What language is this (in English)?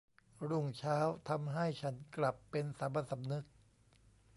Thai